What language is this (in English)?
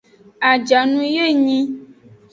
Aja (Benin)